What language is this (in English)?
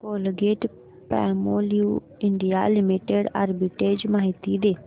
Marathi